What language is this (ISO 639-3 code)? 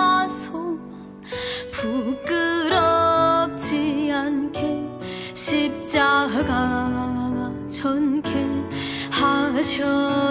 kor